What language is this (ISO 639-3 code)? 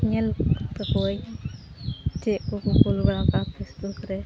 sat